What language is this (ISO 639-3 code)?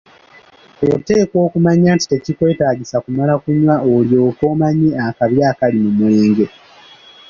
lug